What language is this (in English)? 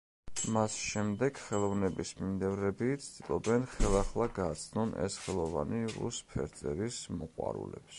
Georgian